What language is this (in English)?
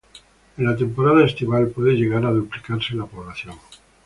Spanish